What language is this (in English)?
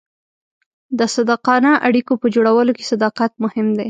Pashto